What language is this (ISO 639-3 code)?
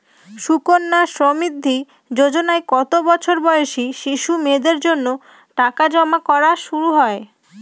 ben